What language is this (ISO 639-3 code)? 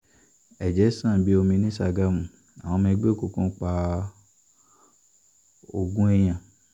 yor